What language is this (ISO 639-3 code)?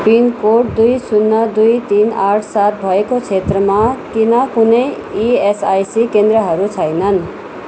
nep